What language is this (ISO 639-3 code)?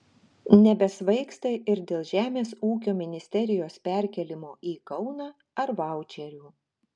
lit